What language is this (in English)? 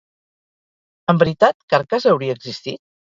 Catalan